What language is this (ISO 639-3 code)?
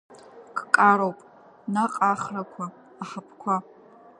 abk